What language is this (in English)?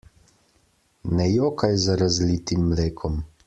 Slovenian